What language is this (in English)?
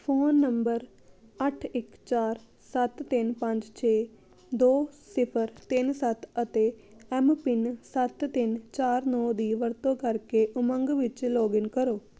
Punjabi